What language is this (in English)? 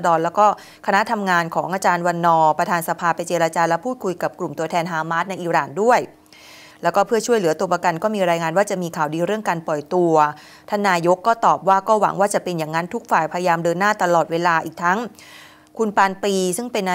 Thai